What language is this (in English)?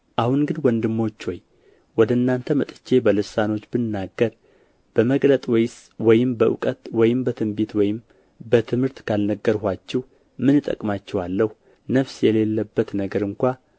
Amharic